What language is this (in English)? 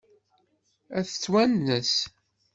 Kabyle